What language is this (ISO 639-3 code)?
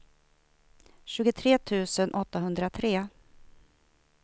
swe